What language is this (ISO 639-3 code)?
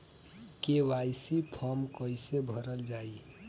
bho